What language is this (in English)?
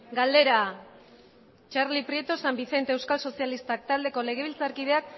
Basque